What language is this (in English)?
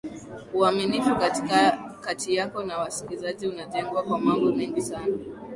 Swahili